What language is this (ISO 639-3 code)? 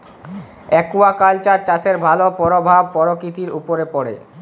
ben